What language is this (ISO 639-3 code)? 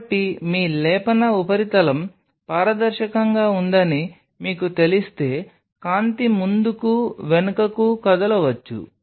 tel